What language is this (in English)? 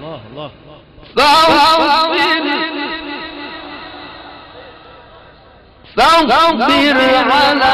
Arabic